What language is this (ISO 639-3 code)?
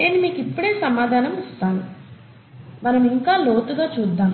tel